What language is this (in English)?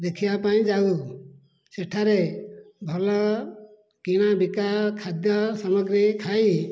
Odia